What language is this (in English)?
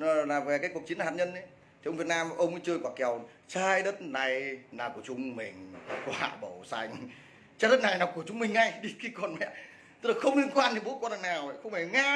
Vietnamese